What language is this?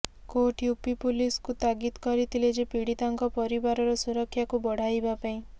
Odia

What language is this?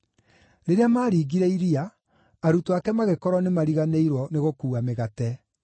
Kikuyu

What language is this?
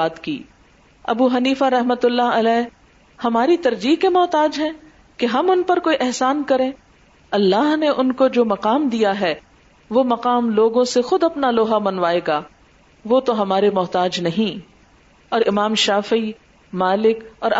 Urdu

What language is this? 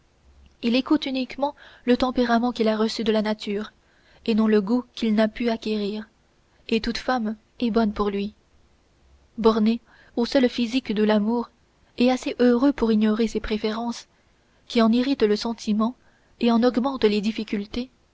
French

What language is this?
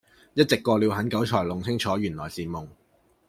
Cantonese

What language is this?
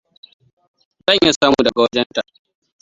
Hausa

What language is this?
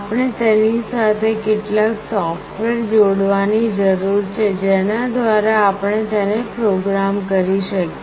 Gujarati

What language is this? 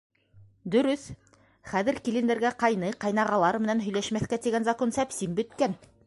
Bashkir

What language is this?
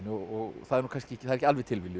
Icelandic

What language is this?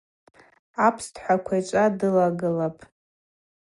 Abaza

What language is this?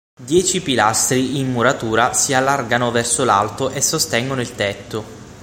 Italian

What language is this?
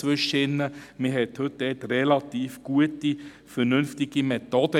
Swiss German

